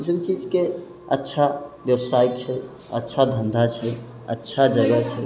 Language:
Maithili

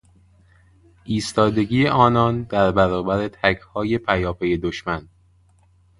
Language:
Persian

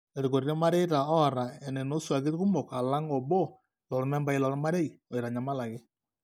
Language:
Masai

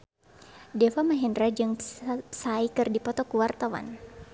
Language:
Sundanese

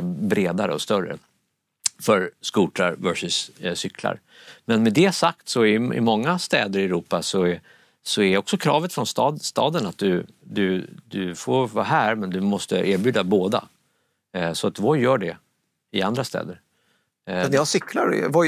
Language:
Swedish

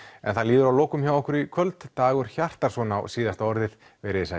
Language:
Icelandic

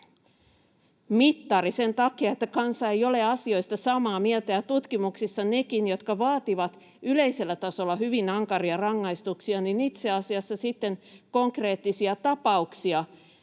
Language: Finnish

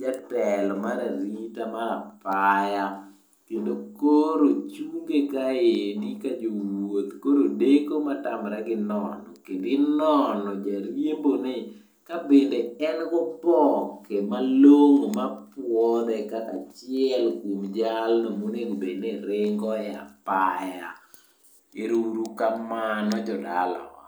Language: Luo (Kenya and Tanzania)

